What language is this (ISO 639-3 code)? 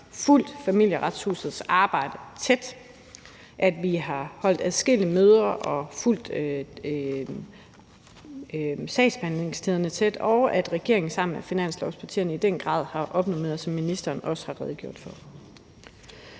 dan